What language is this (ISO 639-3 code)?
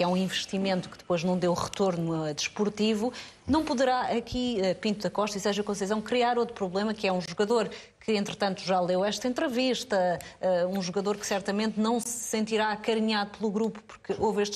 por